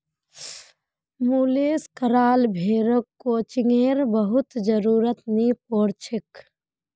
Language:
Magahi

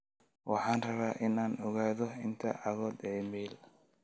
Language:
Somali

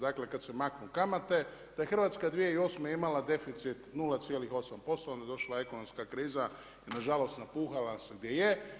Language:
Croatian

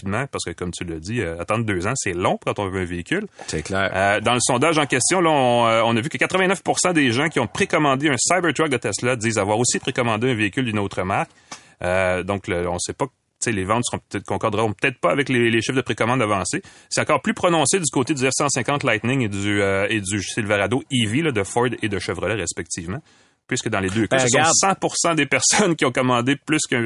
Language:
French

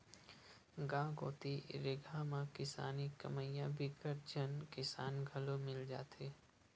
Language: Chhattisgarhi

